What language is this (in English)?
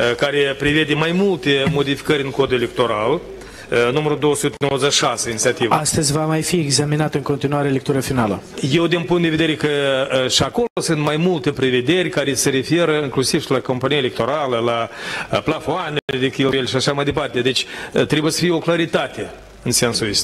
Romanian